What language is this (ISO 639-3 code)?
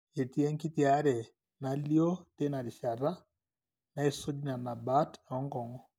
mas